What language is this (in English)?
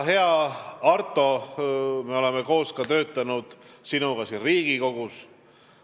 Estonian